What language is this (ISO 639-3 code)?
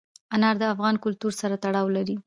pus